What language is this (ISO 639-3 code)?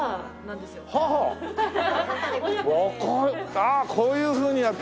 jpn